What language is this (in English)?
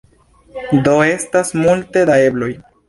Esperanto